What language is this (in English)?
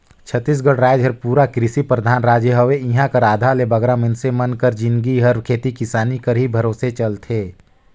Chhattisgarhi